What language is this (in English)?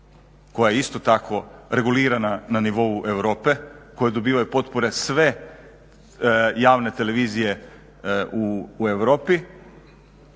Croatian